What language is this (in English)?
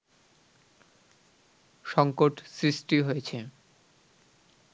Bangla